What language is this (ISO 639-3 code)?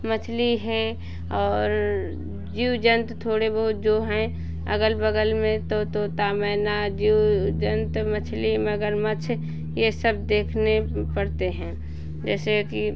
hin